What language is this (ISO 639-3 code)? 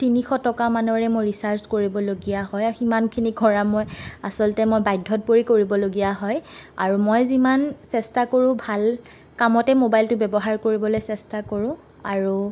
asm